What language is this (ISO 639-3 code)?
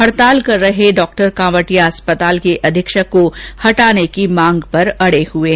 hin